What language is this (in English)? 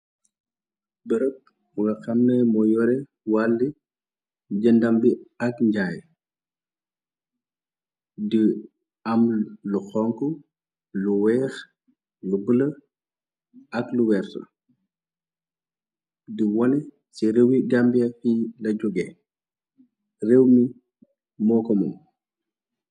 Wolof